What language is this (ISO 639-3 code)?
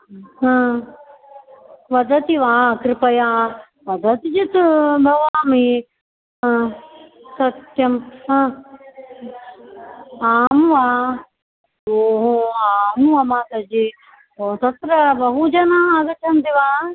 san